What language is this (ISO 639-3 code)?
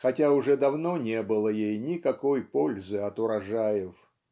rus